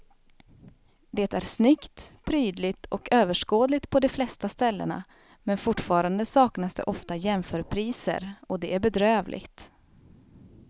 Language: Swedish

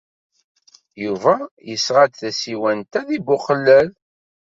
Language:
Kabyle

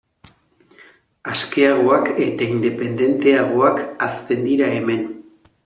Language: Basque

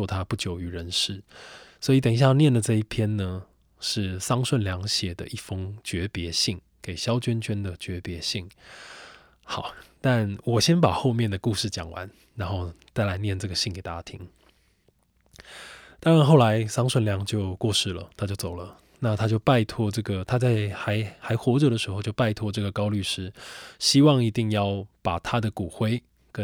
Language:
Chinese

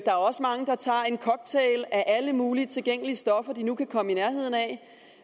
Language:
Danish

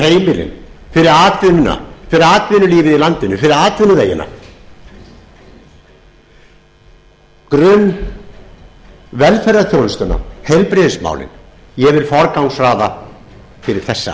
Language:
Icelandic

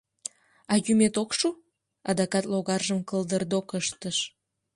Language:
Mari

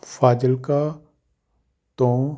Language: Punjabi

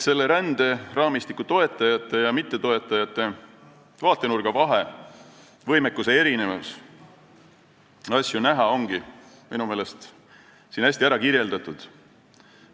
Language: Estonian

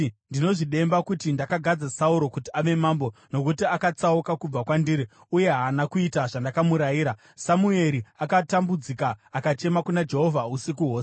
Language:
Shona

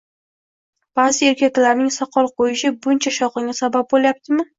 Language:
Uzbek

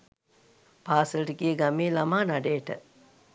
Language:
Sinhala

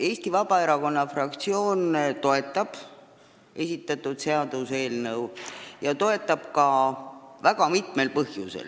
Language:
Estonian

